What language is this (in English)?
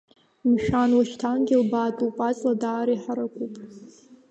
Abkhazian